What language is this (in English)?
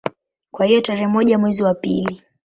Swahili